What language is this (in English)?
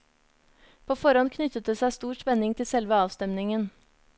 Norwegian